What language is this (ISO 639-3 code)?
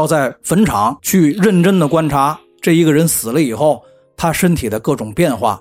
zho